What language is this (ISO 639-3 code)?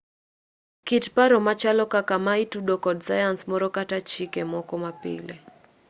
luo